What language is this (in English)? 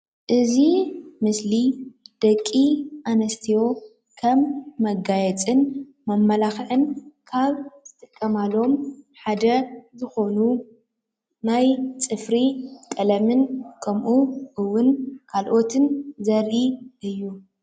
Tigrinya